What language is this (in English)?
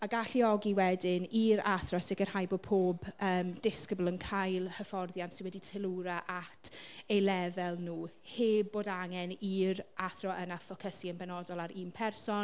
Welsh